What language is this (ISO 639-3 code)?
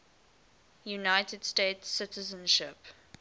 eng